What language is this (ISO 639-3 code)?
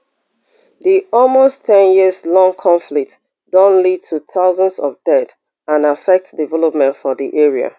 pcm